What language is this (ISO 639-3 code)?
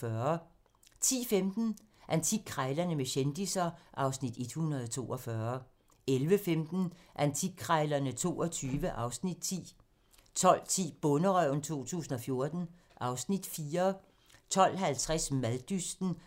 dan